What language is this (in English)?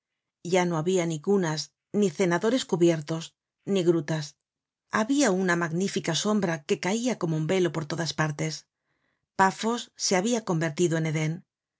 Spanish